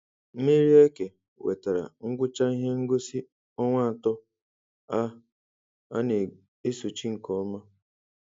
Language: Igbo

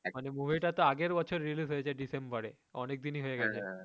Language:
Bangla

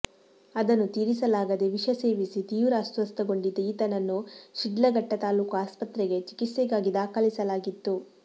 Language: Kannada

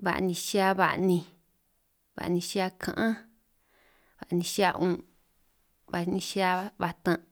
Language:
San Martín Itunyoso Triqui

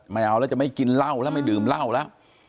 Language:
Thai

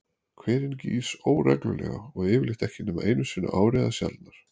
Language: Icelandic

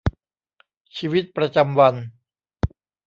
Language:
Thai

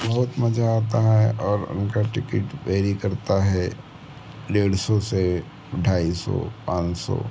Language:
Hindi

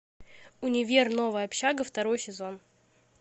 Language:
Russian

